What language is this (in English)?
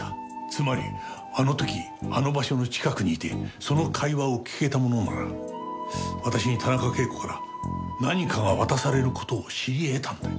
Japanese